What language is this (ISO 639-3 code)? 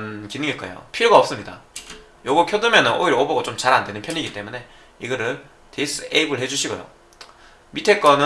kor